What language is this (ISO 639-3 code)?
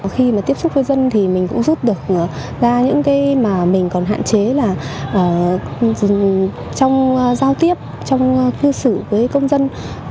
vie